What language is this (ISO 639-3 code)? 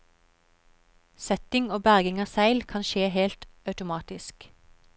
nor